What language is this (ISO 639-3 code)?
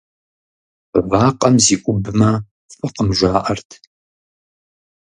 kbd